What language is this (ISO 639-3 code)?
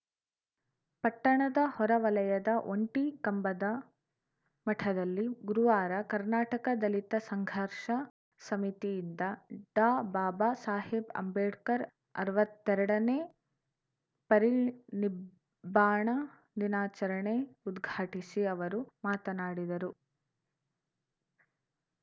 kan